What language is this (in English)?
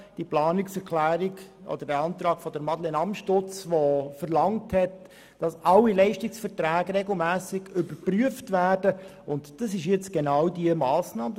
Swiss German